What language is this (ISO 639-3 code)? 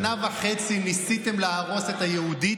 heb